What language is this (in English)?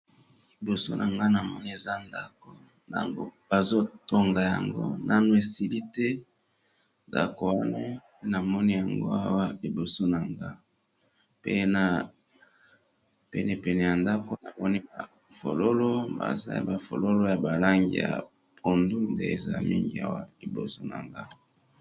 Lingala